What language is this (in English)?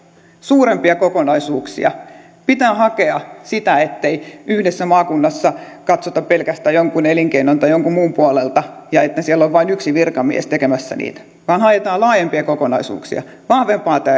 Finnish